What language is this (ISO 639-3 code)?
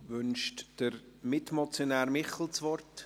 gsw